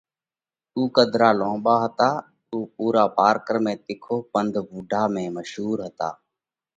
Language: Parkari Koli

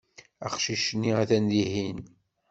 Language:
Kabyle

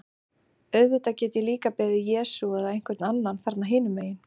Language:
Icelandic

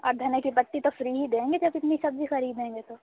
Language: Urdu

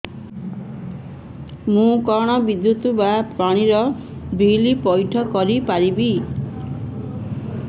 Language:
Odia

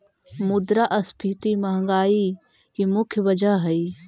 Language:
Magahi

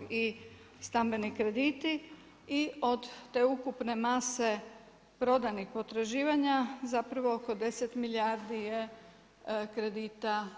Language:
Croatian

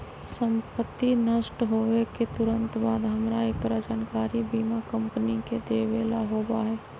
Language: Magahi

